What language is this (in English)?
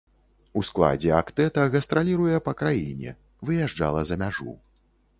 Belarusian